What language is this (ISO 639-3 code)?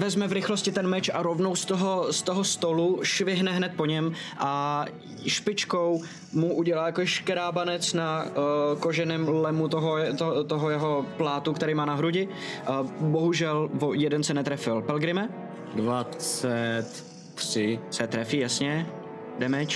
ces